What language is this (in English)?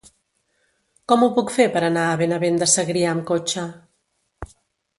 Catalan